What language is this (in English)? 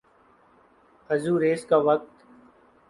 Urdu